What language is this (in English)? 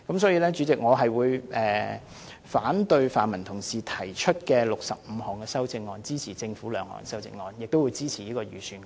Cantonese